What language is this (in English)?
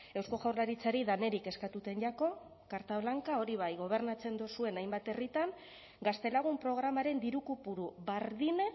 Basque